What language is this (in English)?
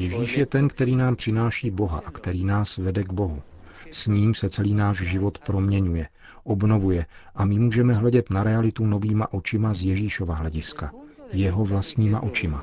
Czech